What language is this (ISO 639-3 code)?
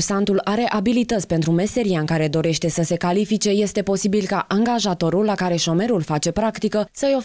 ron